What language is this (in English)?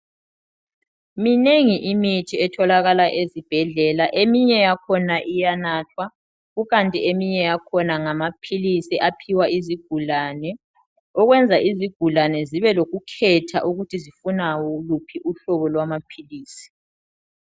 North Ndebele